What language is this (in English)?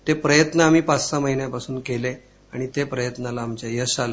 Marathi